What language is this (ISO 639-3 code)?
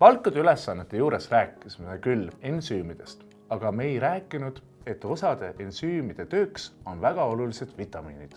est